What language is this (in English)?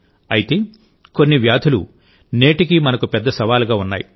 Telugu